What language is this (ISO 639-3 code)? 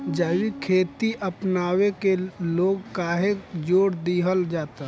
bho